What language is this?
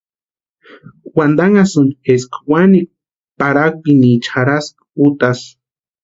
Western Highland Purepecha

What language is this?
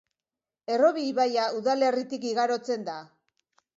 Basque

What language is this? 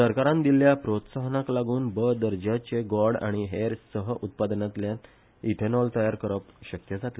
Konkani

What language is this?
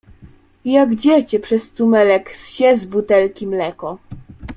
Polish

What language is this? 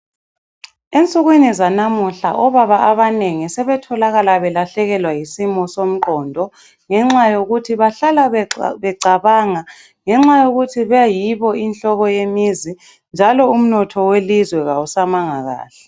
North Ndebele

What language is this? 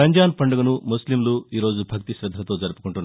Telugu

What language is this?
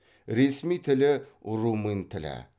Kazakh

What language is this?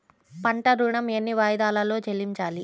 Telugu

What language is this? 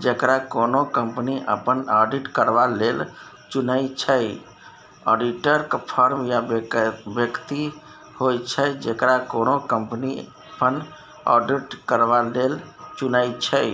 Maithili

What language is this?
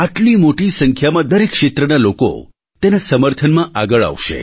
Gujarati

